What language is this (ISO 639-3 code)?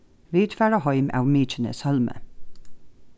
fao